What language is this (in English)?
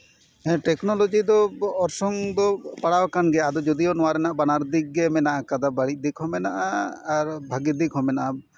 Santali